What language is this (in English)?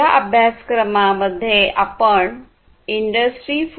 Marathi